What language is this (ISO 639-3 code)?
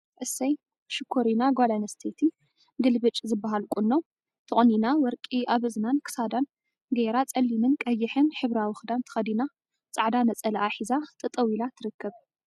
tir